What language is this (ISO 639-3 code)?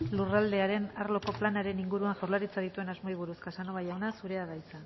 eus